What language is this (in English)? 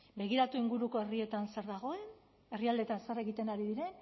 Basque